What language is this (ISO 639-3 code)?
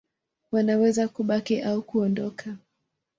swa